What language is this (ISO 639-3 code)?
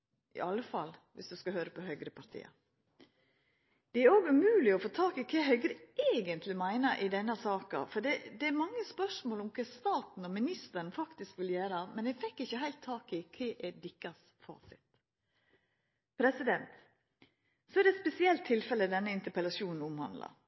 nno